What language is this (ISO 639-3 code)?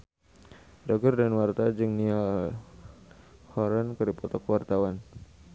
sun